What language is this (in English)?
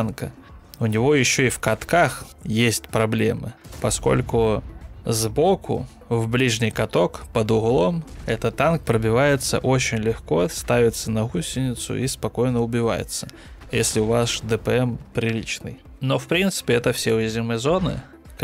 Russian